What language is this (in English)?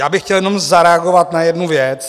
Czech